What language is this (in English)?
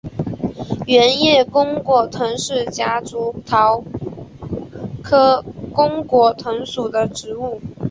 Chinese